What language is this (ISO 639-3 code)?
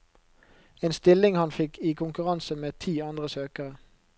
nor